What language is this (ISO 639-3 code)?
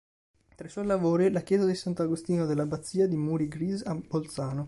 ita